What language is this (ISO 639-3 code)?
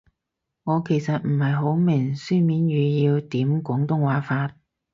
yue